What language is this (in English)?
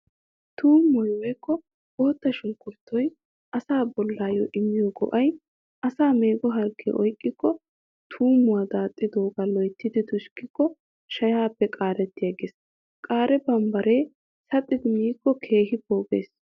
Wolaytta